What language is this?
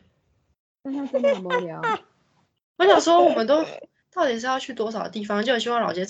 Chinese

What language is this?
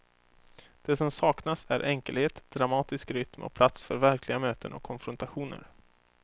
Swedish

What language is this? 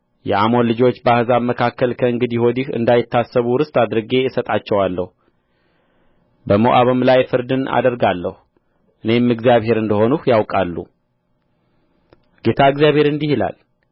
Amharic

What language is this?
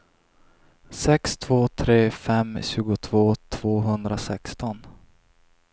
Swedish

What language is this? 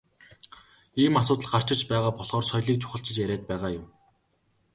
Mongolian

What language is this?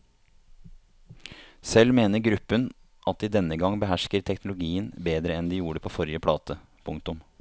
Norwegian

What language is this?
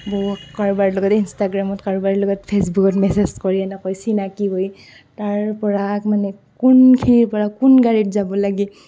Assamese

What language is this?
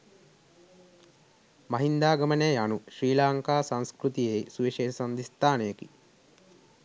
Sinhala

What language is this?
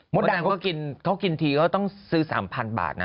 Thai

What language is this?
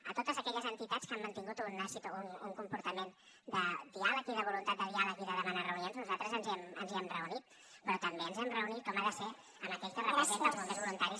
Catalan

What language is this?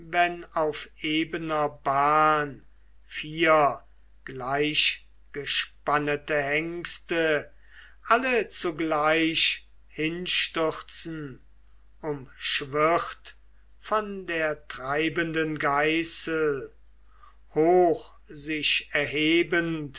German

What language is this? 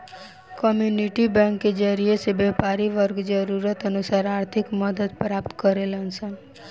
Bhojpuri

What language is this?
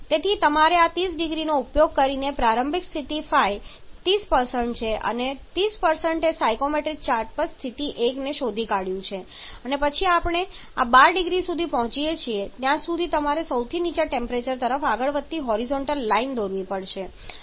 Gujarati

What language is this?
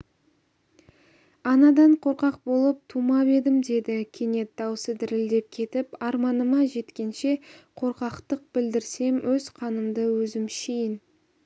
Kazakh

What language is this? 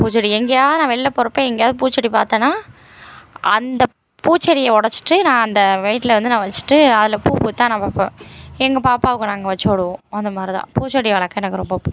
Tamil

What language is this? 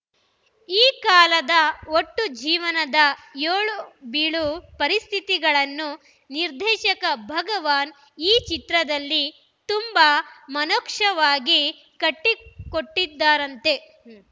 Kannada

